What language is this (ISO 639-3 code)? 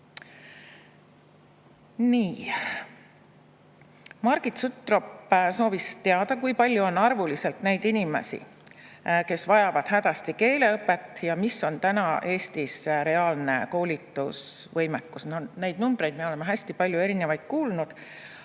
est